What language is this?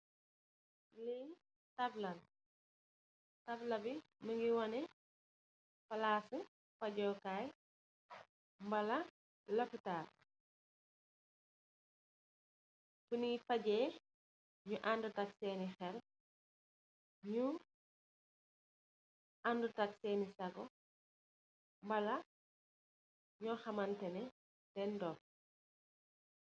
Wolof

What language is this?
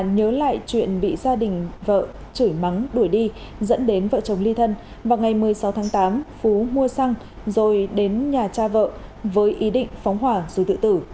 Vietnamese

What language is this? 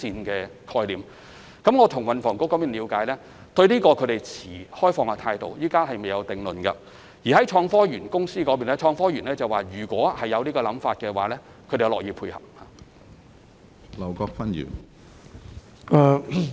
Cantonese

